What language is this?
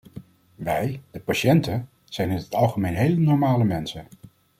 Dutch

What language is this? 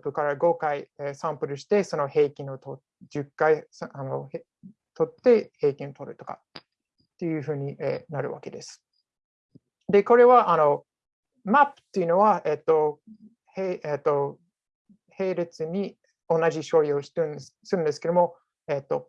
Japanese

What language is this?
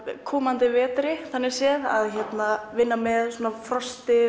Icelandic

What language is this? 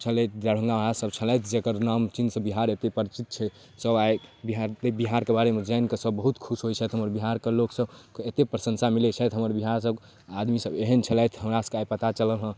Maithili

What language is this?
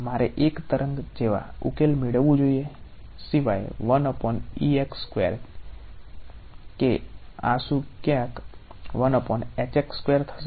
Gujarati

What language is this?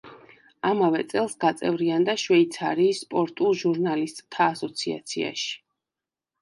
Georgian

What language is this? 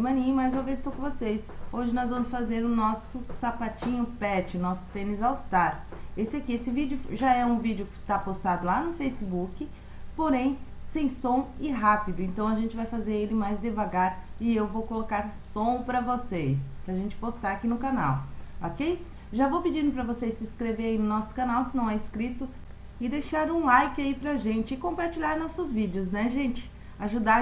Portuguese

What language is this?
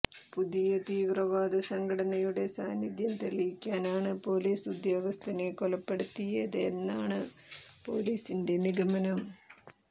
Malayalam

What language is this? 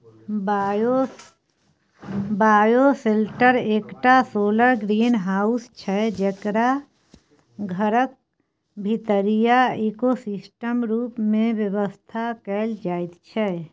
Maithili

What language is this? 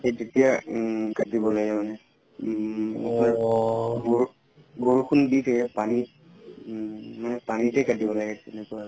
Assamese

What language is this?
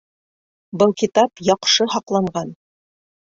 Bashkir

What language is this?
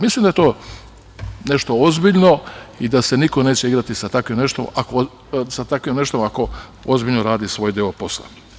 Serbian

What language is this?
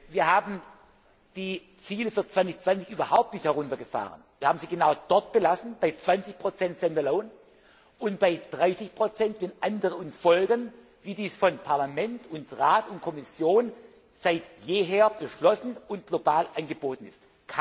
German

